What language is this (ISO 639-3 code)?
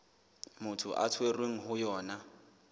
sot